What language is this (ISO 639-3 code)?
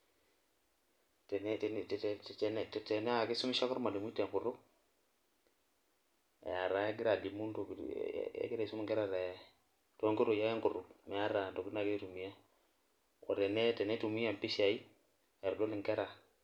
mas